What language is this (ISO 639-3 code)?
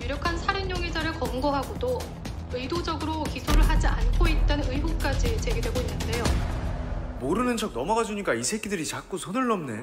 kor